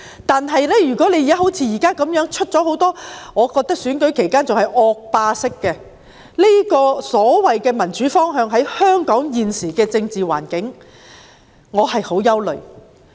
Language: Cantonese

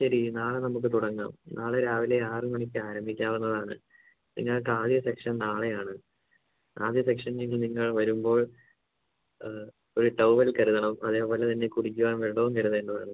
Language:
Malayalam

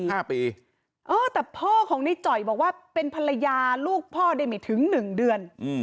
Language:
Thai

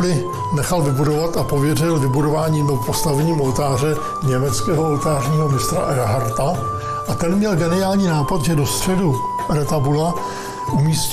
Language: Czech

